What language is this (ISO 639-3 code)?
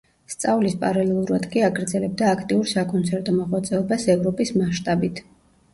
kat